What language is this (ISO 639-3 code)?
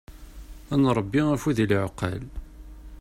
kab